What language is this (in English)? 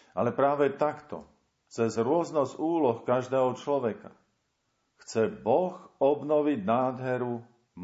Slovak